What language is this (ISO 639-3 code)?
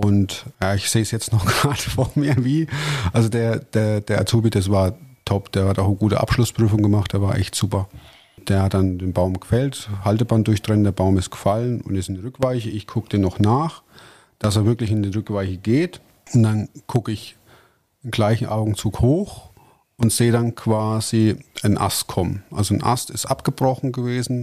deu